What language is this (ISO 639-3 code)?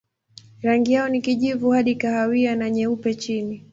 swa